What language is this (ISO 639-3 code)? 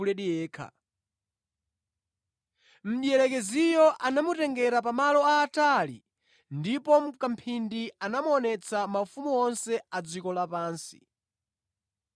nya